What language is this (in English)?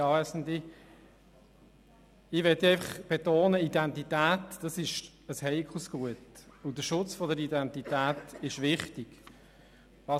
Swiss German